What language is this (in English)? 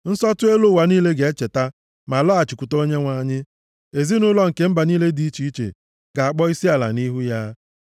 Igbo